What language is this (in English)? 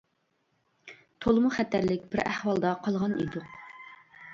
Uyghur